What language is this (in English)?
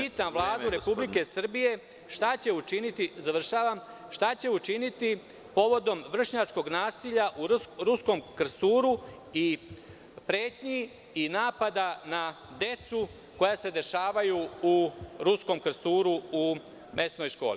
Serbian